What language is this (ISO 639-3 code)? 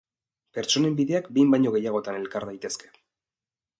eus